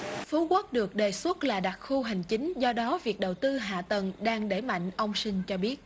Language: Vietnamese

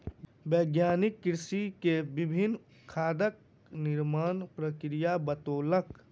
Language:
Maithili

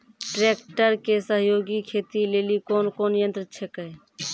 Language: Maithili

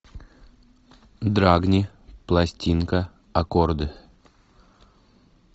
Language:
Russian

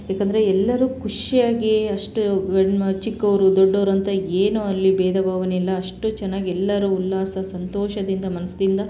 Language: Kannada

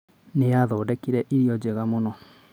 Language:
Kikuyu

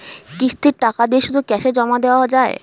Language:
Bangla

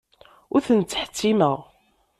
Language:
Kabyle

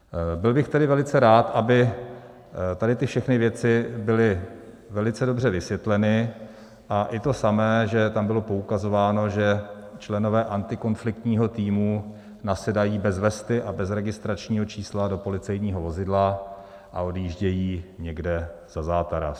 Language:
Czech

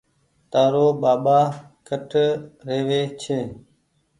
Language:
Goaria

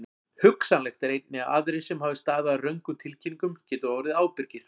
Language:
Icelandic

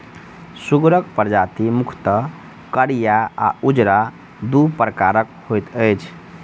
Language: Maithili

